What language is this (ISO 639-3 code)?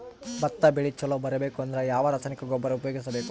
kan